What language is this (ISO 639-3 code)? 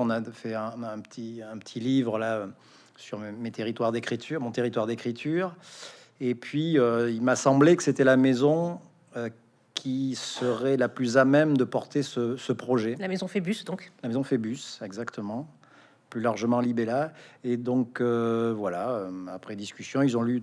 fra